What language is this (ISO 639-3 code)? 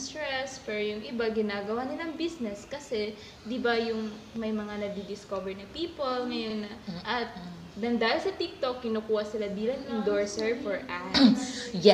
fil